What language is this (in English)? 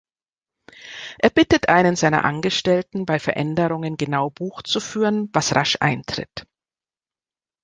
German